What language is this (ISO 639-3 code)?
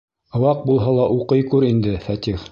bak